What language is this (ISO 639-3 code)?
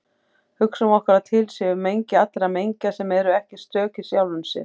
isl